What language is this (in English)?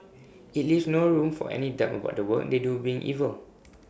English